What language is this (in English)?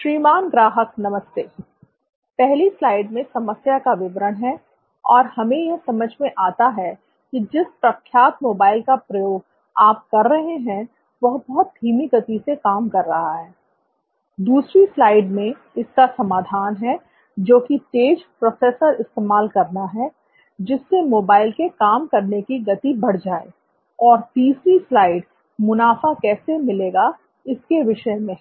Hindi